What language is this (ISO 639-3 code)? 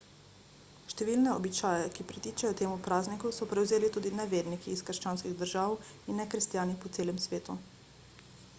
slv